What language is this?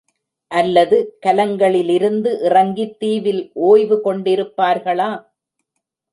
Tamil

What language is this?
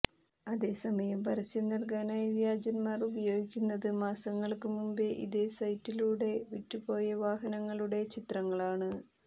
Malayalam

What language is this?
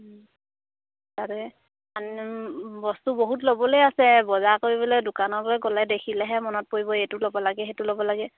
Assamese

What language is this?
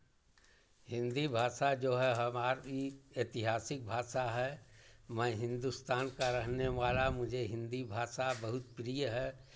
Hindi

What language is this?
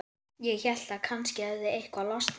Icelandic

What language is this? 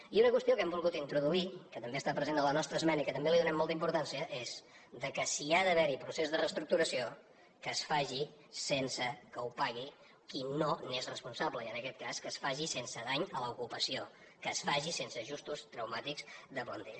Catalan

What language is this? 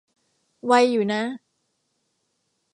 Thai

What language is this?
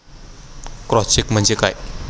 Marathi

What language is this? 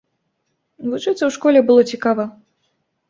Belarusian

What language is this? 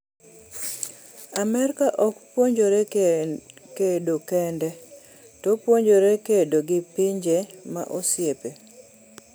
Luo (Kenya and Tanzania)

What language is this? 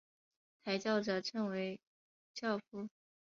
Chinese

